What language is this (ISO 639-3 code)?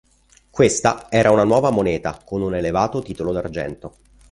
ita